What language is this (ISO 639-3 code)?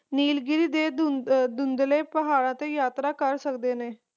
pan